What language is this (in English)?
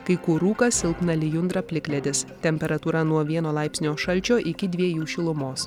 Lithuanian